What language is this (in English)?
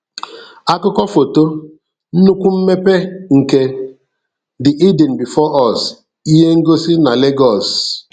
Igbo